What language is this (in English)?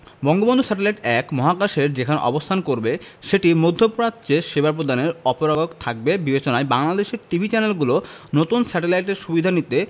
Bangla